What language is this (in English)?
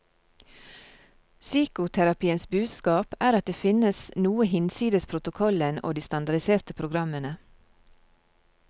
Norwegian